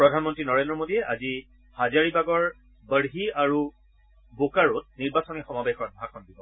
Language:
Assamese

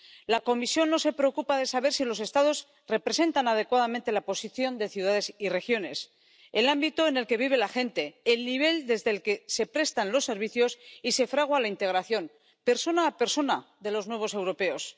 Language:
Spanish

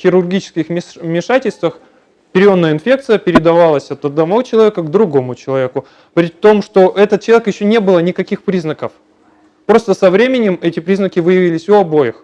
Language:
Russian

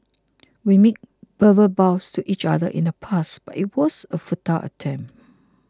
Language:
English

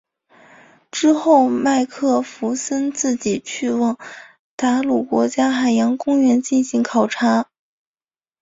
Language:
Chinese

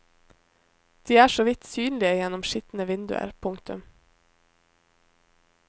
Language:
Norwegian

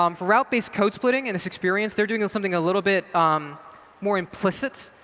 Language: English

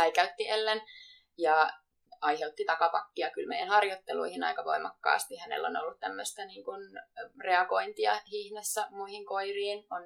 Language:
Finnish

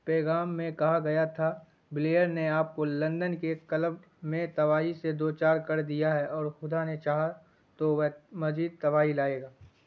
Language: Urdu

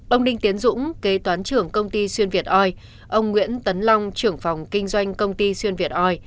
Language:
Vietnamese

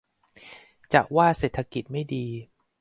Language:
Thai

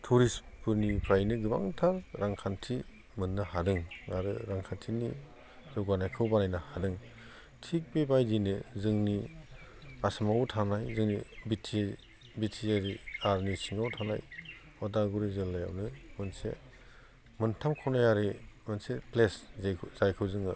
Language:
Bodo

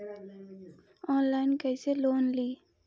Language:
Magahi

